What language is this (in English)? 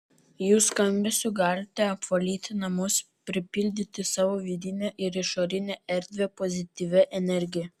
Lithuanian